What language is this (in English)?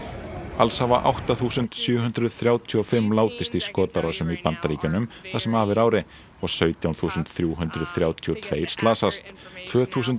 Icelandic